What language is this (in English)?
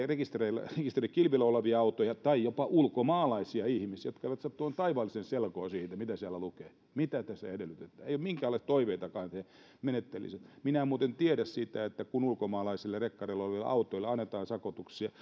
Finnish